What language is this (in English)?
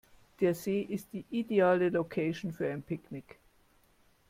German